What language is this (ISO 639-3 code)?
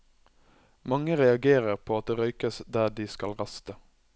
nor